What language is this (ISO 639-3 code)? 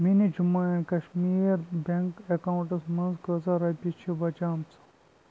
kas